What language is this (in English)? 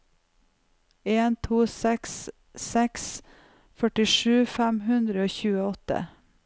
Norwegian